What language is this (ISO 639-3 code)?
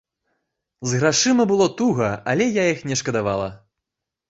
bel